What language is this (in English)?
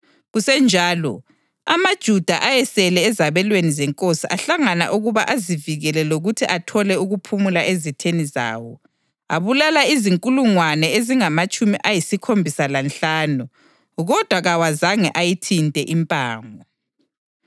North Ndebele